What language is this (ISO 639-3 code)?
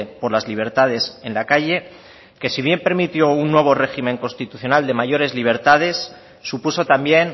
spa